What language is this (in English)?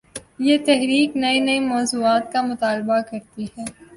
Urdu